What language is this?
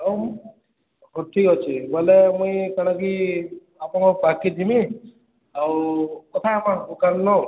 Odia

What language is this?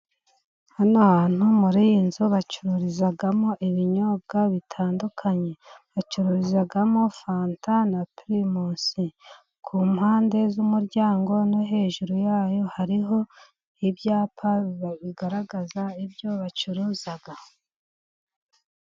Kinyarwanda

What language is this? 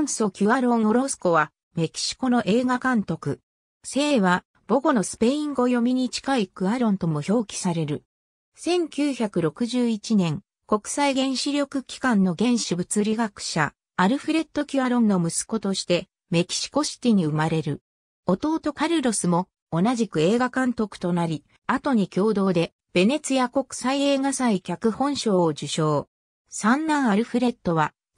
Japanese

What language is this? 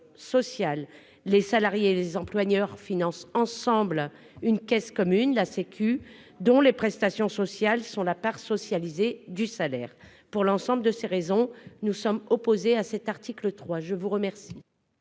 French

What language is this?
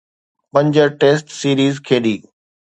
Sindhi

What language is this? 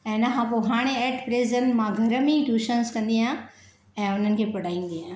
Sindhi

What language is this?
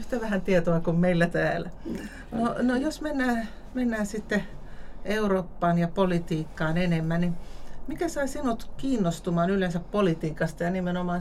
Finnish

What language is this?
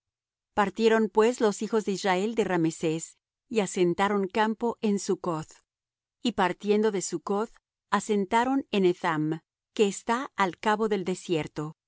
Spanish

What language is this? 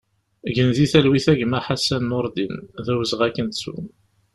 Kabyle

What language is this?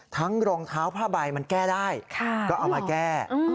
Thai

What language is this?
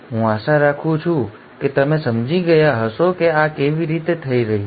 Gujarati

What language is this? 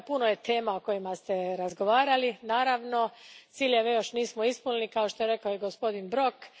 Croatian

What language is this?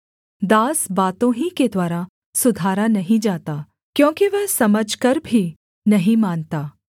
Hindi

